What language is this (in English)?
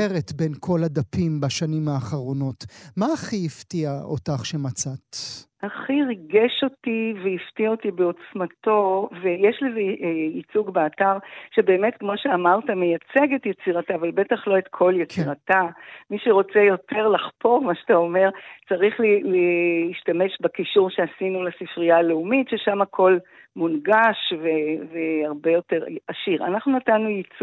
Hebrew